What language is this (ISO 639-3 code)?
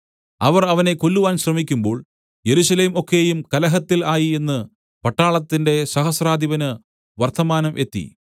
mal